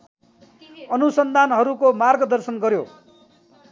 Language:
Nepali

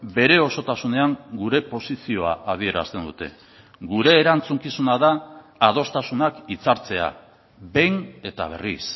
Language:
Basque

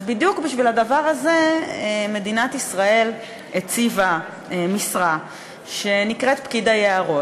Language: Hebrew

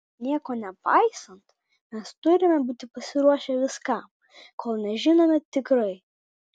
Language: Lithuanian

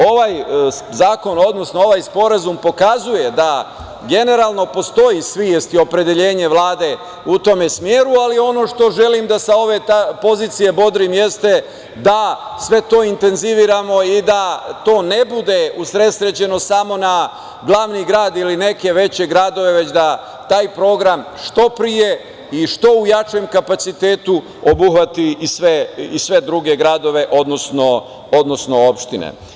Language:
Serbian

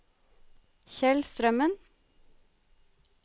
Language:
Norwegian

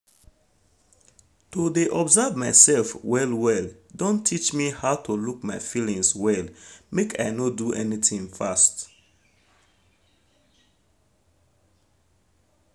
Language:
Nigerian Pidgin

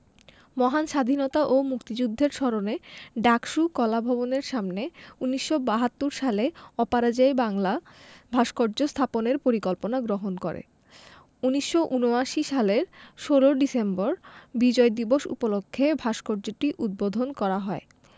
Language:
Bangla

